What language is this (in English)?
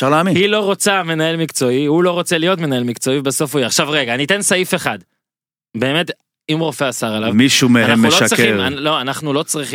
Hebrew